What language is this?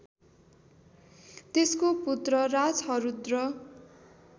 Nepali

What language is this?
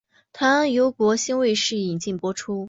Chinese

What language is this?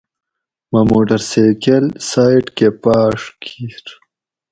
Gawri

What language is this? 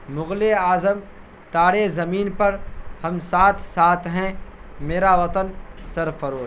Urdu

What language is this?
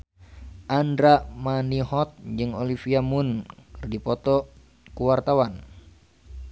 Sundanese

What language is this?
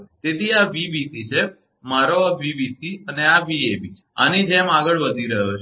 Gujarati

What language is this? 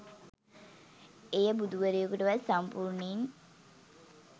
Sinhala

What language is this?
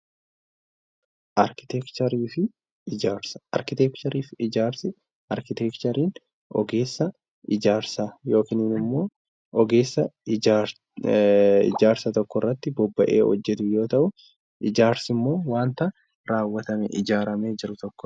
Oromo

